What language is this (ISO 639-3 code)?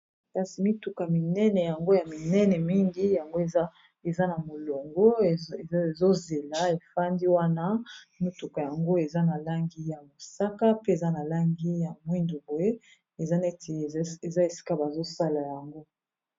lin